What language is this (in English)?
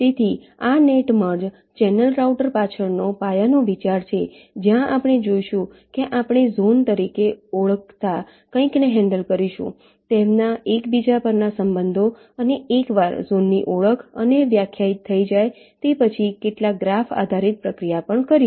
Gujarati